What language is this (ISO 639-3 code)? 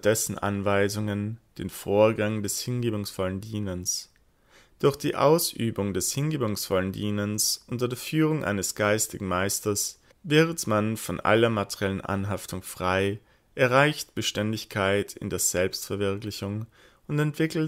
deu